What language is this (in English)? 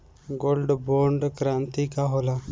Bhojpuri